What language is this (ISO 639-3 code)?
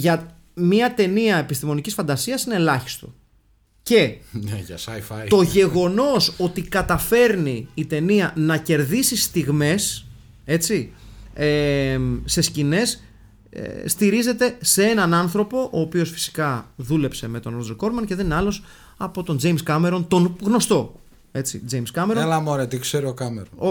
ell